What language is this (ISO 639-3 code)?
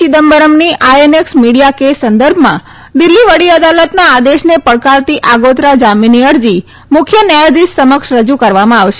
guj